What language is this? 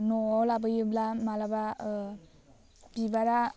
Bodo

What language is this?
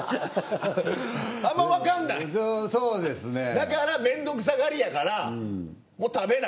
Japanese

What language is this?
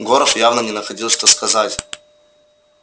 Russian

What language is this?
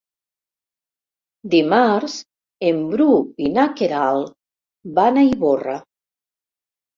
Catalan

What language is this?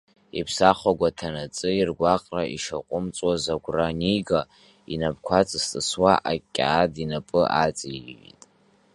Abkhazian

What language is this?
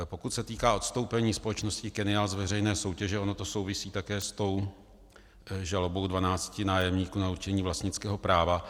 Czech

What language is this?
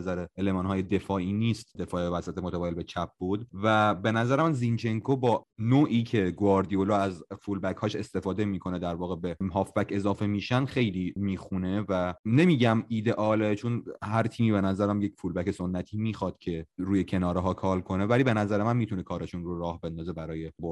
Persian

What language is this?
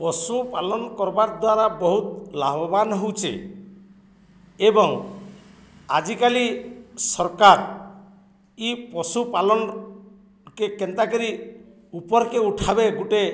Odia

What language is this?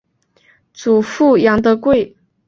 Chinese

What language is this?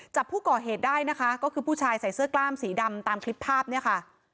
Thai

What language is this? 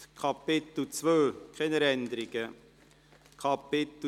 Swiss German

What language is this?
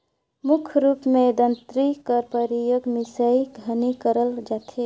Chhattisgarhi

